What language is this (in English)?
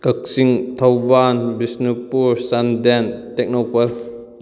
Manipuri